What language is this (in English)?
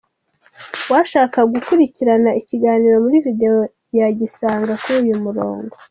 Kinyarwanda